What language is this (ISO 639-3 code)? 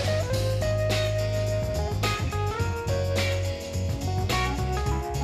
swe